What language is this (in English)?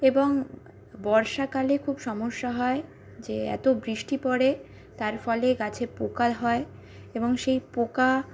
Bangla